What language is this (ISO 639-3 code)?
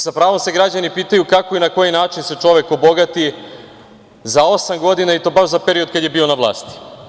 srp